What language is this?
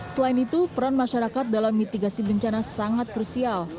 Indonesian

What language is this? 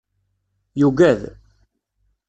Kabyle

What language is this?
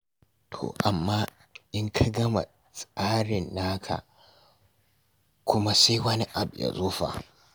Hausa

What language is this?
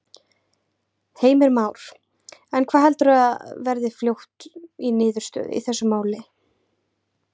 Icelandic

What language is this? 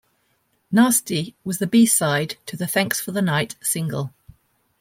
English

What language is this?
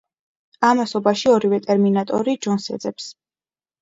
Georgian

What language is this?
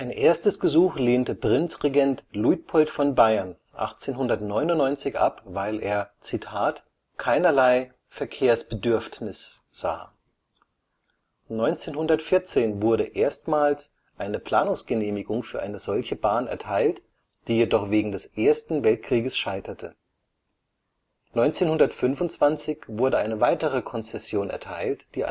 German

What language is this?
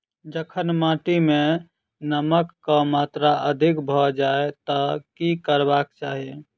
Maithili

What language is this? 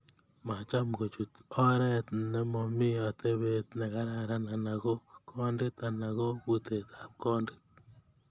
Kalenjin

